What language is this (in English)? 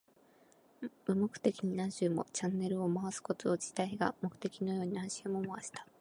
Japanese